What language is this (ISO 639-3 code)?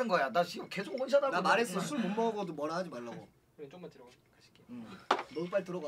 kor